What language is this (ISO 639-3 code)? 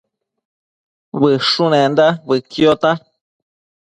mcf